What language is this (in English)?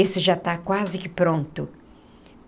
Portuguese